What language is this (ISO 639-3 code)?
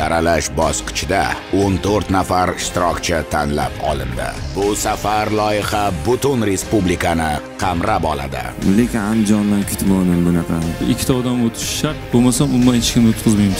tur